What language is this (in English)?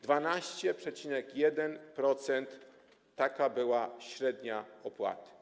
Polish